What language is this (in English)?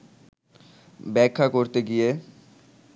Bangla